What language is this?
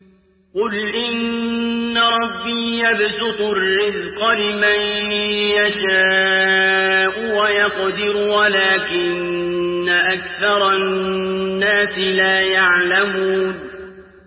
Arabic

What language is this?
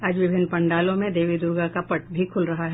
Hindi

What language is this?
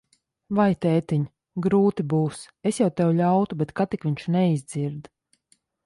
Latvian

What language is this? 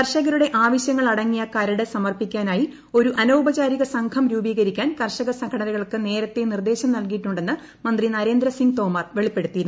Malayalam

